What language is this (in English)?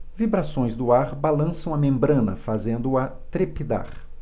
Portuguese